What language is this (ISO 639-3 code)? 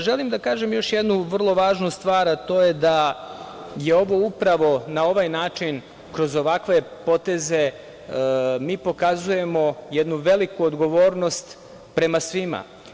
srp